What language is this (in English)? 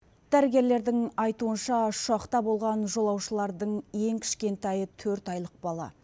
Kazakh